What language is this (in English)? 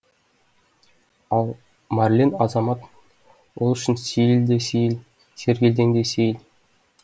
Kazakh